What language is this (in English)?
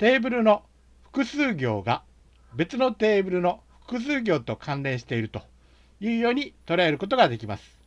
Japanese